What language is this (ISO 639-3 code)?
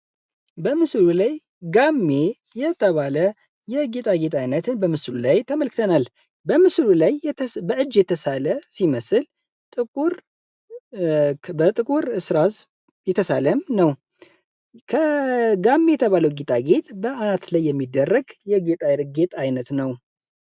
amh